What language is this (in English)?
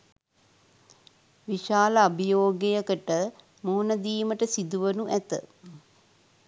Sinhala